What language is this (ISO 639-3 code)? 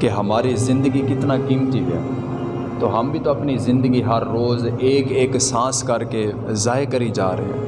urd